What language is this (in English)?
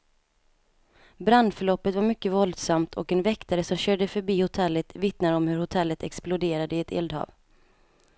Swedish